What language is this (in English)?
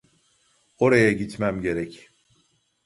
Turkish